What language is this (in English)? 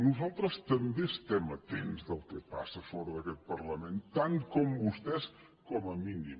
Catalan